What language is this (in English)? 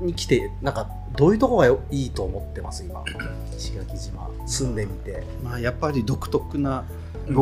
Japanese